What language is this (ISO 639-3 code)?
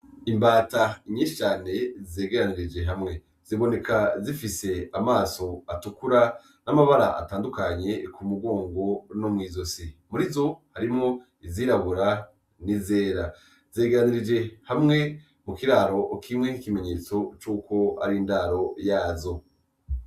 run